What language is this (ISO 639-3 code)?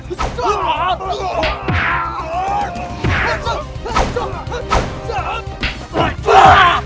ind